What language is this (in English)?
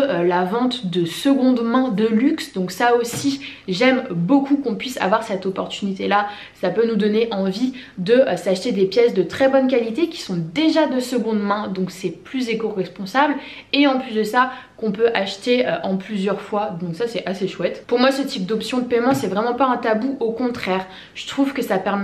French